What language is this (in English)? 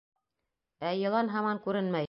Bashkir